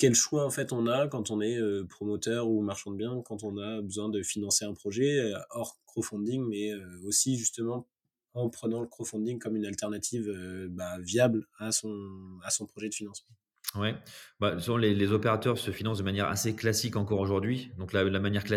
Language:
French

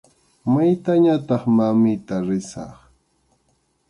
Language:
Arequipa-La Unión Quechua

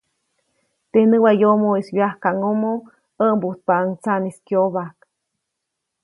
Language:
Copainalá Zoque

